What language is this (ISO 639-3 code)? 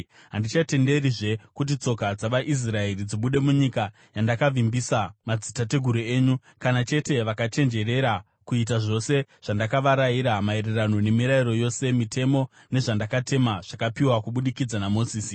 sna